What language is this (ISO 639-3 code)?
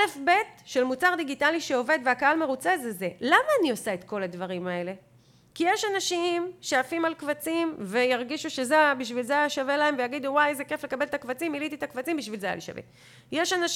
heb